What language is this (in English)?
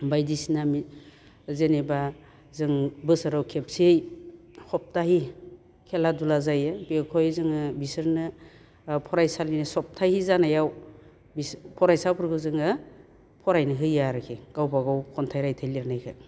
Bodo